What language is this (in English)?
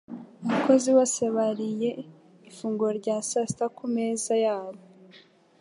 Kinyarwanda